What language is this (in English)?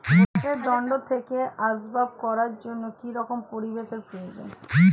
Bangla